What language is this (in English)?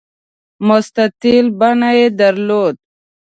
Pashto